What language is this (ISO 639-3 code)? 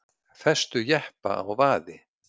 isl